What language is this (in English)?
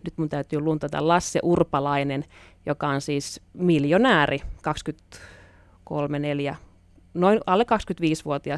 Finnish